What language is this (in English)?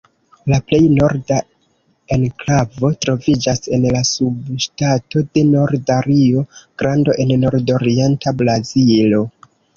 Esperanto